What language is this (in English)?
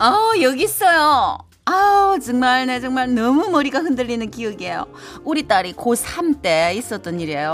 Korean